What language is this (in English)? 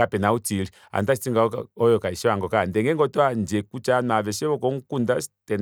Kuanyama